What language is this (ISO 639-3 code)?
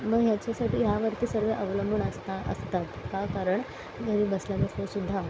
mar